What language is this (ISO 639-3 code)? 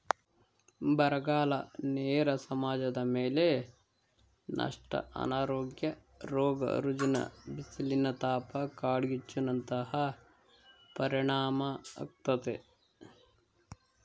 kan